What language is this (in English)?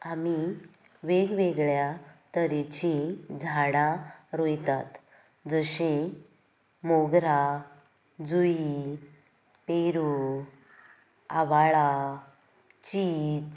Konkani